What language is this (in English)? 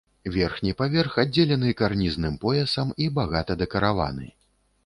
Belarusian